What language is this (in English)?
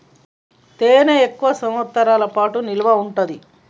Telugu